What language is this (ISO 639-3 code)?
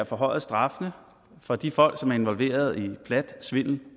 dan